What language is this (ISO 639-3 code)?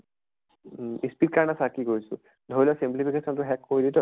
asm